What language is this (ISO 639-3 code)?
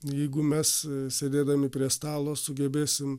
lit